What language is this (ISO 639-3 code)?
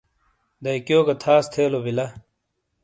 scl